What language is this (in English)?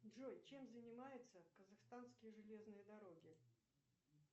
Russian